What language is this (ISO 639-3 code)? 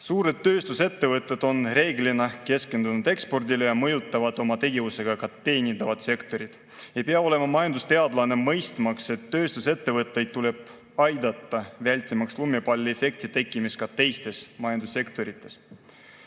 est